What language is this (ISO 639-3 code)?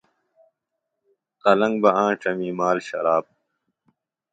phl